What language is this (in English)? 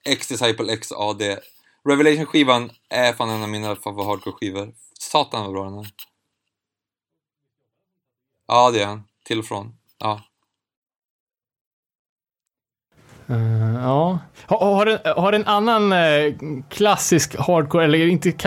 Swedish